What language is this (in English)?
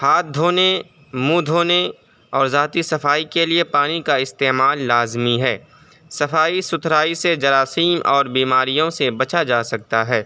Urdu